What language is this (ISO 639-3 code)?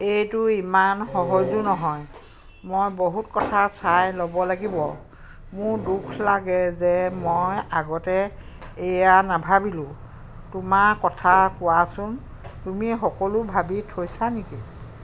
asm